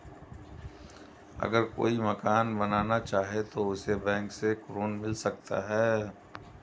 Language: Hindi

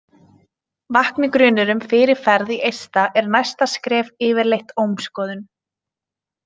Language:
Icelandic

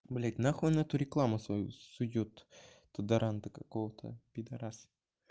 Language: Russian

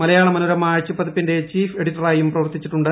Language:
Malayalam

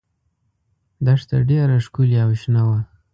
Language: Pashto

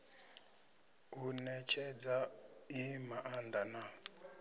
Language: Venda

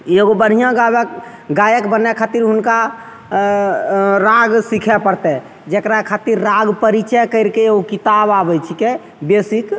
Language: Maithili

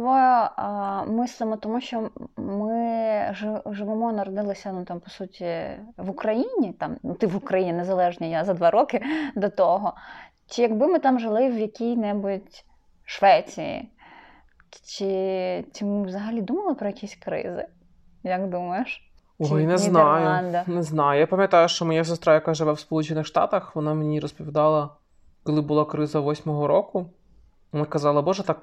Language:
Ukrainian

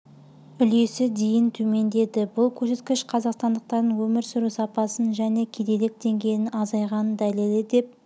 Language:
Kazakh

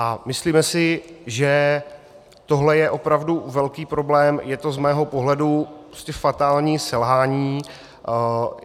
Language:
Czech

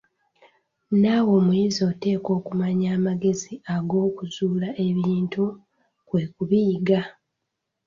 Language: Ganda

